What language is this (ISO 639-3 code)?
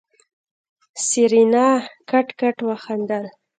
pus